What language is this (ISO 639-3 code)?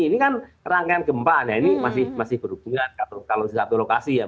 ind